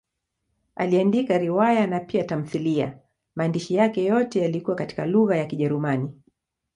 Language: Swahili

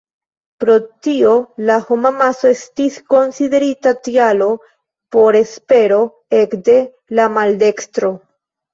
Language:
Esperanto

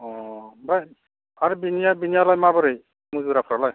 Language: Bodo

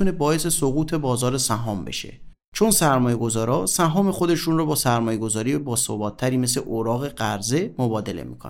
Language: Persian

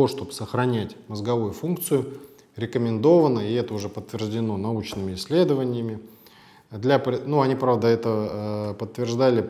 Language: Russian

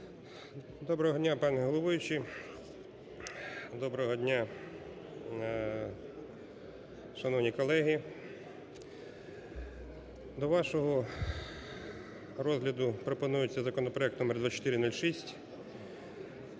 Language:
Ukrainian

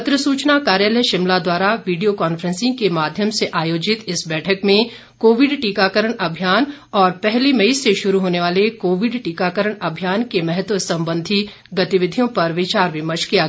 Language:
Hindi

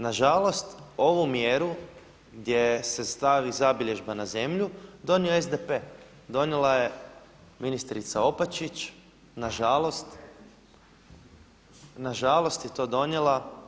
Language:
Croatian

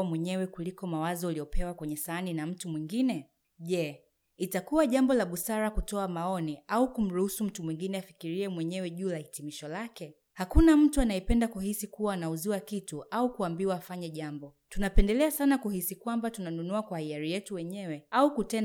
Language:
Swahili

